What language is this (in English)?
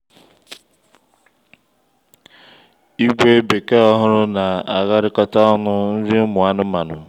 Igbo